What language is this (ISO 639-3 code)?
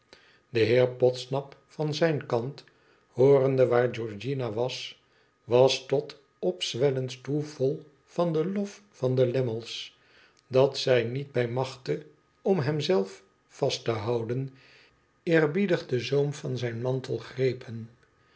nld